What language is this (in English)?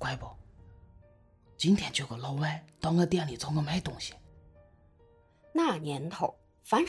Chinese